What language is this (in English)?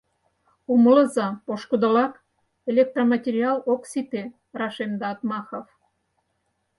Mari